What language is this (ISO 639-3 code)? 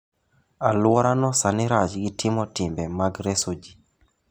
luo